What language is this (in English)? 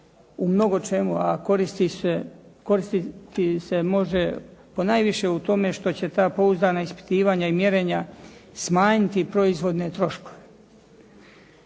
Croatian